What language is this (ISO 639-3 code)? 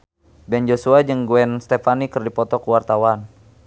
sun